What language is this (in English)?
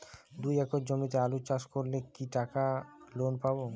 Bangla